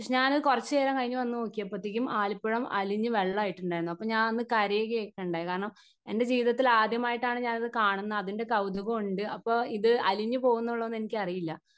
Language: Malayalam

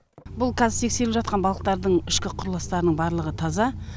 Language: Kazakh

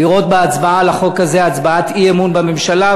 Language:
Hebrew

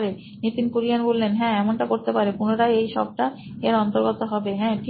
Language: Bangla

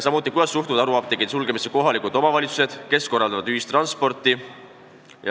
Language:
Estonian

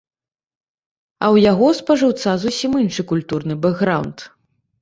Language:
Belarusian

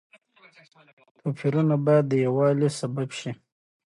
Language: Pashto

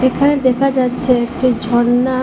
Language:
Bangla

